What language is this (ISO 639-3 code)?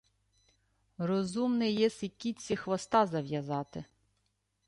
ukr